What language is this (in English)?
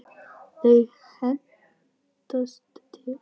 Icelandic